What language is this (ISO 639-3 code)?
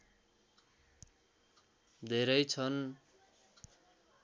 nep